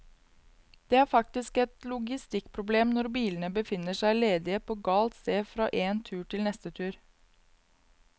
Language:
Norwegian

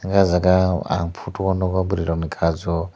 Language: Kok Borok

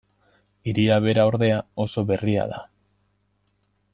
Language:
Basque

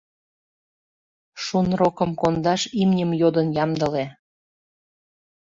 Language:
Mari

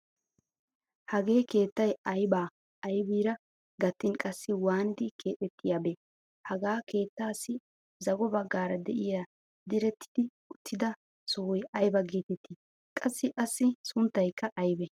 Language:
Wolaytta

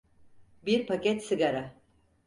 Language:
Turkish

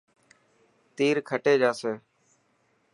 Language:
Dhatki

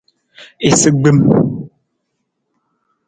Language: Nawdm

